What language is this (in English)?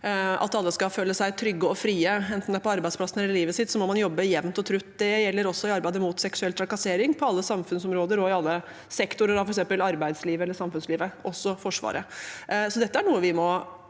Norwegian